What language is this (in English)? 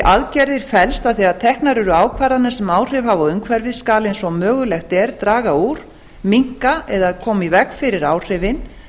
Icelandic